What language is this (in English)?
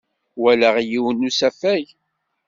Kabyle